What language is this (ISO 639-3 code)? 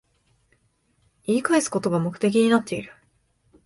jpn